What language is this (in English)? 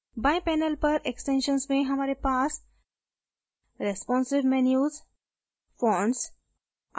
Hindi